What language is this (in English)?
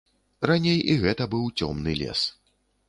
Belarusian